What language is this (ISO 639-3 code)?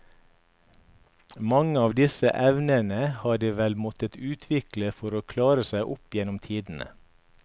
nor